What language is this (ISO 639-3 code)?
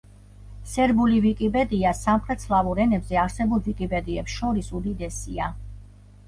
kat